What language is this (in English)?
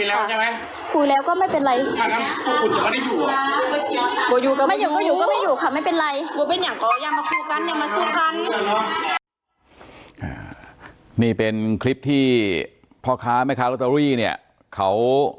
Thai